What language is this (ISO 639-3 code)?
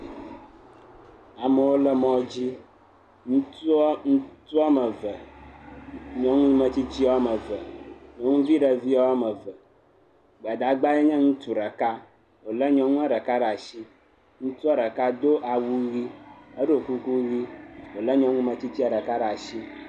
ewe